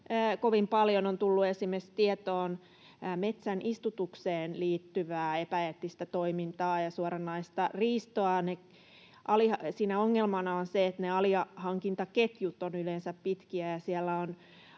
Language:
Finnish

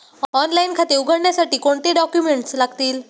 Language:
Marathi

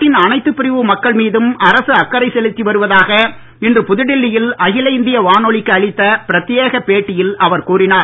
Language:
Tamil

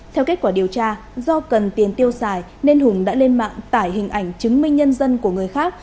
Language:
Vietnamese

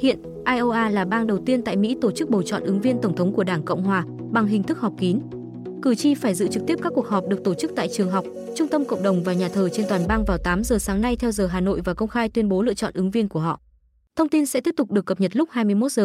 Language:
Vietnamese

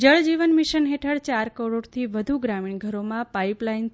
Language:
Gujarati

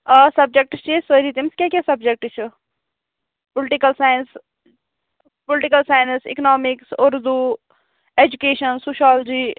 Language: Kashmiri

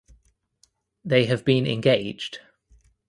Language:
English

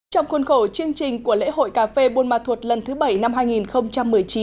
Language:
Vietnamese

